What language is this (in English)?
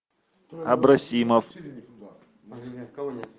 Russian